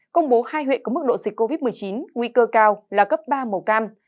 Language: Vietnamese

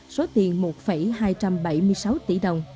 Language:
Vietnamese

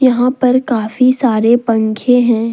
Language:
Hindi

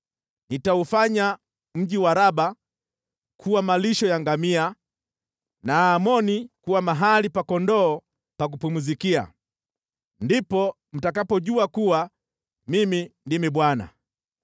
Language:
Swahili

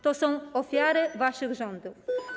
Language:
Polish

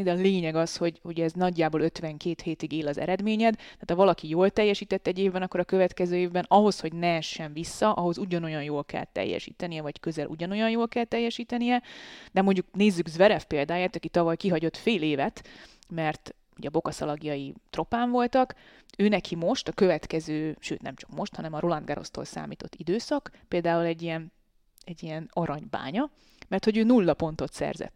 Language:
Hungarian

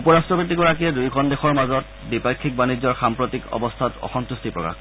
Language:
Assamese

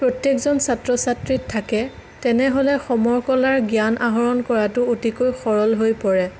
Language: Assamese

